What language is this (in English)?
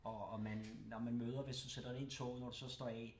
Danish